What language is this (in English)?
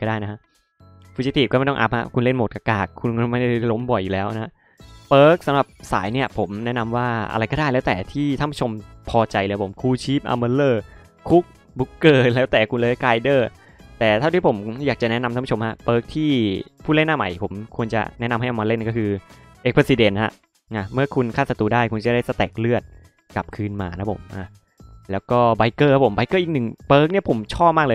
Thai